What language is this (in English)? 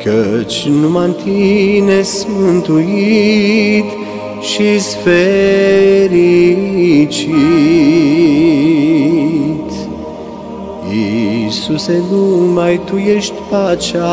Romanian